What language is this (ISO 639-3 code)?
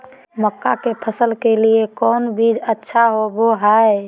mag